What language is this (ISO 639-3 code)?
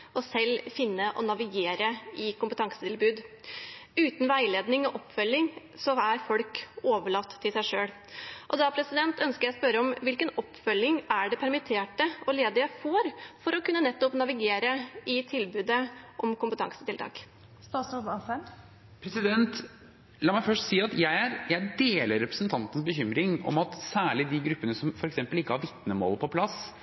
nob